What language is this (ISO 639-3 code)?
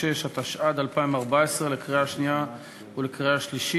heb